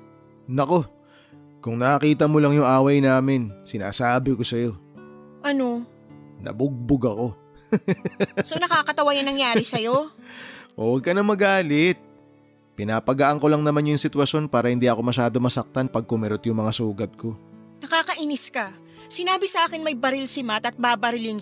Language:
Filipino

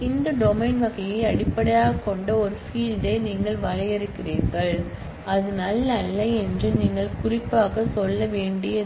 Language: Tamil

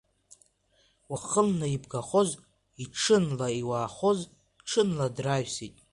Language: Abkhazian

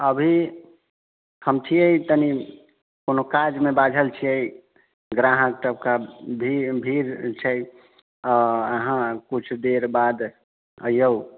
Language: Maithili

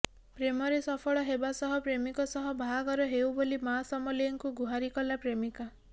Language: Odia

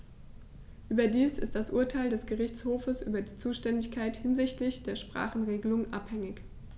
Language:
German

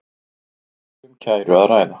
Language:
Icelandic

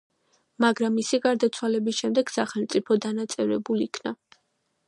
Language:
Georgian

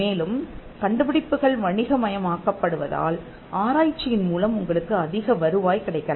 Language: Tamil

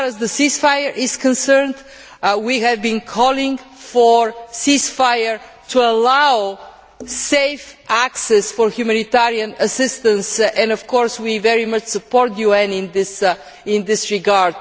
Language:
English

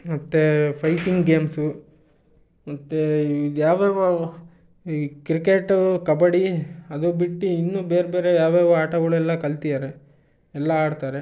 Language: Kannada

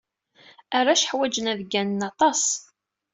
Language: Kabyle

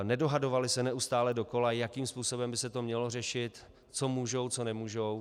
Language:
Czech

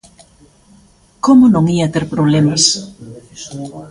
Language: Galician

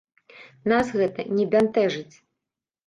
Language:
Belarusian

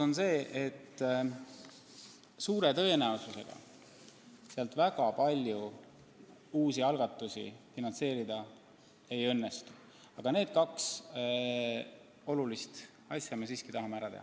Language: Estonian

